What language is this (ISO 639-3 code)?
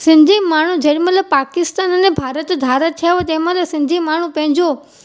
snd